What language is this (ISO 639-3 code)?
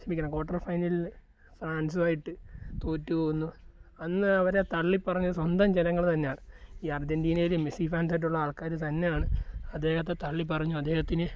mal